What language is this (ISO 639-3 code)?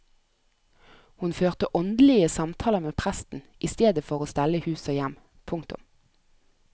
nor